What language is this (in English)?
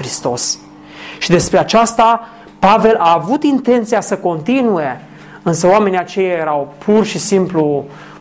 Romanian